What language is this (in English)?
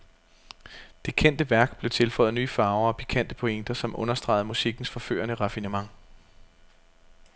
Danish